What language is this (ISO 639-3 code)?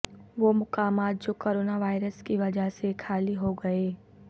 urd